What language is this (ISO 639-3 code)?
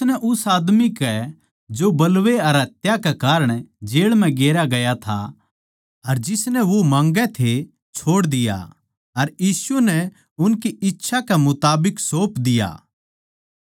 bgc